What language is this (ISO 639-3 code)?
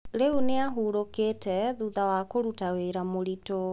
kik